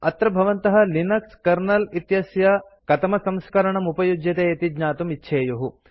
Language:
Sanskrit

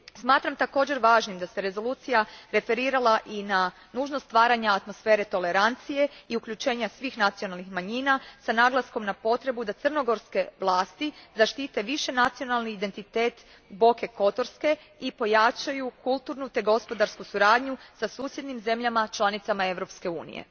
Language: Croatian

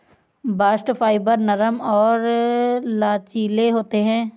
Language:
Hindi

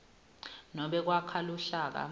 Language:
Swati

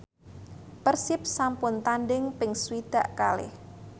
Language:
Javanese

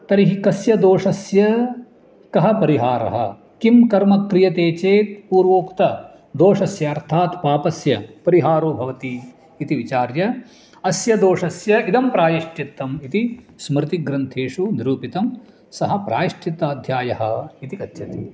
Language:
Sanskrit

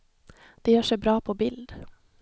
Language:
Swedish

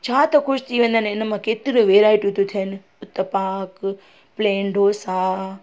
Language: Sindhi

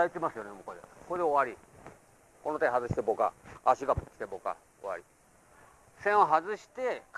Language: Japanese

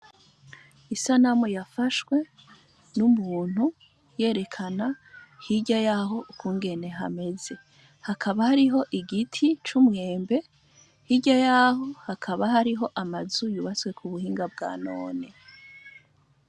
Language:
Rundi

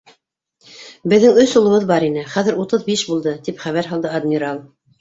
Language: Bashkir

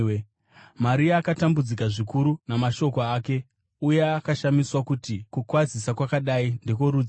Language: Shona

